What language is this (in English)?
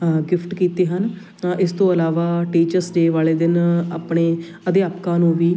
Punjabi